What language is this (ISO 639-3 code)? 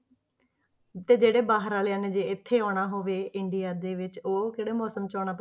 pan